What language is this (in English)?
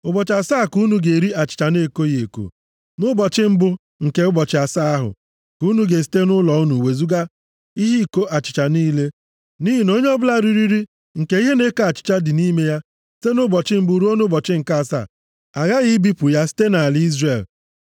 Igbo